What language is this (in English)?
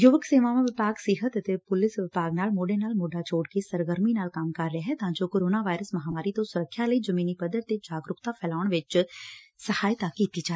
Punjabi